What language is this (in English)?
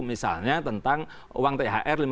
Indonesian